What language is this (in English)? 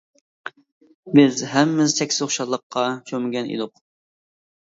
Uyghur